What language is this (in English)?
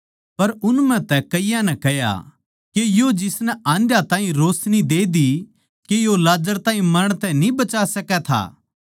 Haryanvi